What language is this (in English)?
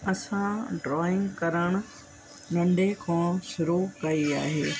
Sindhi